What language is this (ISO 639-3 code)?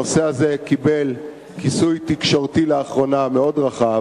heb